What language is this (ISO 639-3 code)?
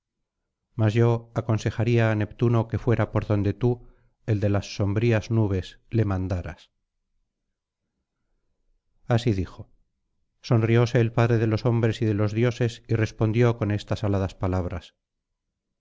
spa